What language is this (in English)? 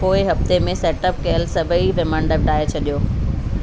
Sindhi